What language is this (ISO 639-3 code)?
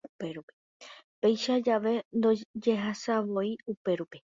grn